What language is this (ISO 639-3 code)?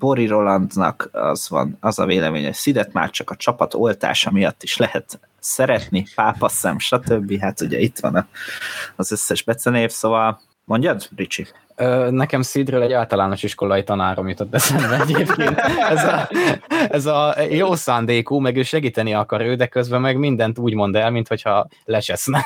hun